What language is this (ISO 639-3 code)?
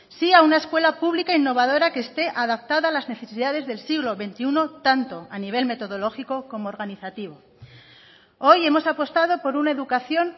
spa